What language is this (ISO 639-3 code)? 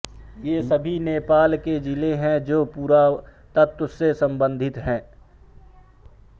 hin